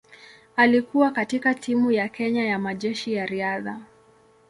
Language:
Swahili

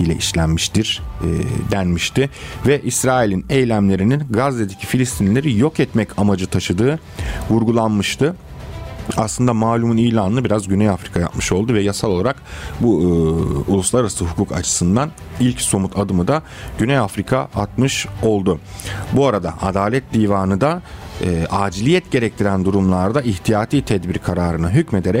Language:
Turkish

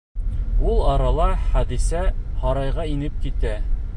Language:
Bashkir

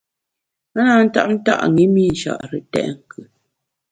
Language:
Bamun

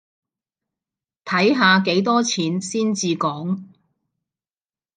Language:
Cantonese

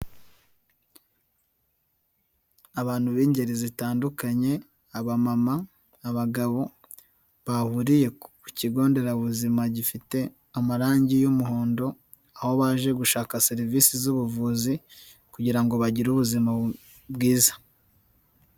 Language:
Kinyarwanda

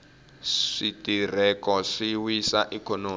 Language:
Tsonga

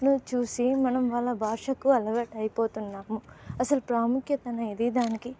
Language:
Telugu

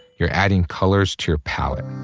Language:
English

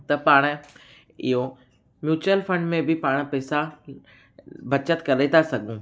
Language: Sindhi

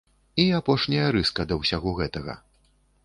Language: Belarusian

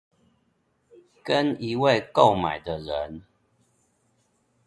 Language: Chinese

